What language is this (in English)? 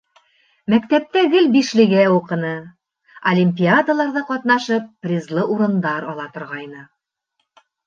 Bashkir